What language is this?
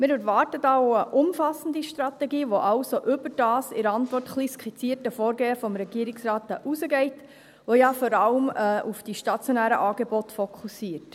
Swiss German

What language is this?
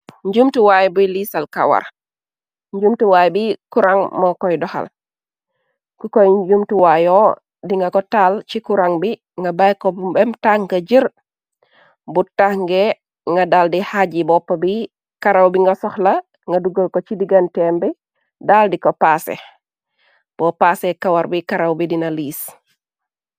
Wolof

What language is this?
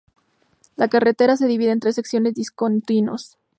Spanish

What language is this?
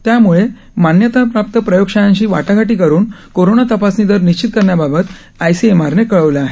Marathi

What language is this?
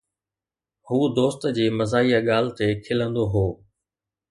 Sindhi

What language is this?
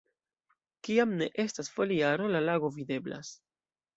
Esperanto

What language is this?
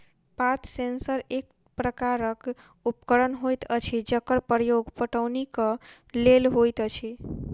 Maithili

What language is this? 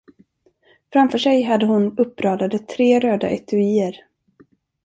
Swedish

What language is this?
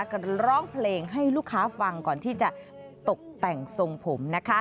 Thai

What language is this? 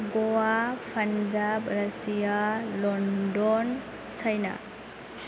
Bodo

